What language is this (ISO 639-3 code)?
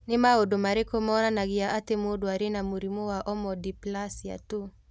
kik